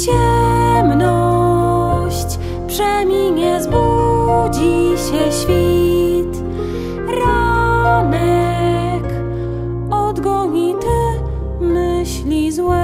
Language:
Polish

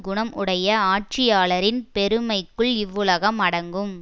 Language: Tamil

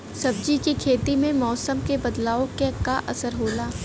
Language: Bhojpuri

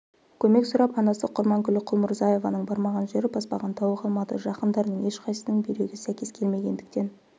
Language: Kazakh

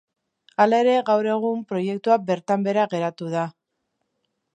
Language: Basque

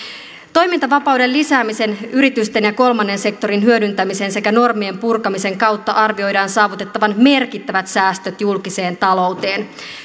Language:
Finnish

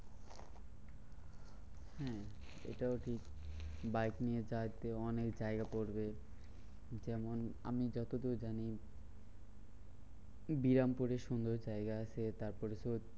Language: Bangla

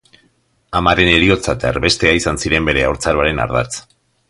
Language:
Basque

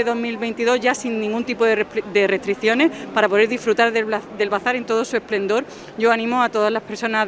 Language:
Spanish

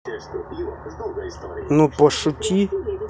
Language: Russian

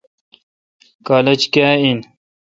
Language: Kalkoti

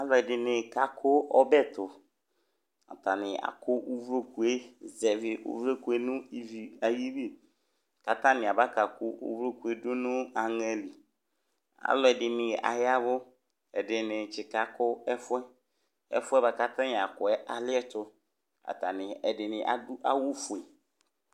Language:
Ikposo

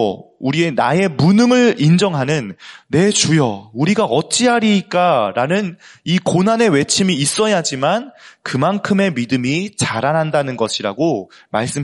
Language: Korean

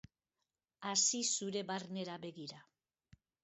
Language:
Basque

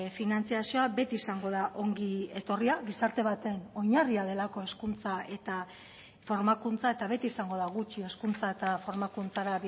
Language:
Basque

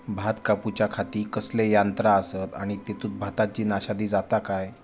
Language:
Marathi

